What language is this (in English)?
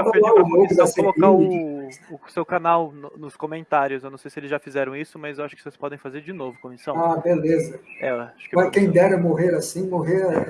Portuguese